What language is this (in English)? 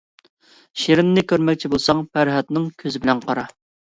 Uyghur